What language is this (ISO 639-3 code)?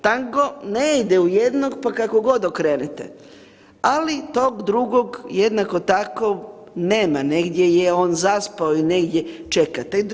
hrv